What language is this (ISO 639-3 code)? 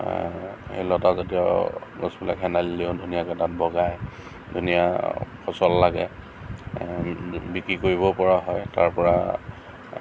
asm